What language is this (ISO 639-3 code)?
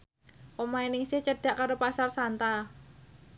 jav